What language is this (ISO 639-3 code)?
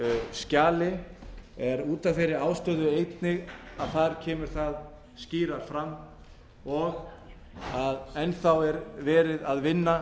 isl